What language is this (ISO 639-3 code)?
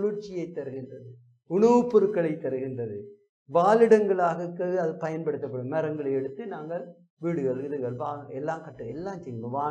tam